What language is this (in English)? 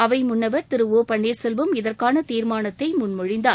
Tamil